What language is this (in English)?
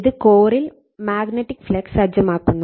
Malayalam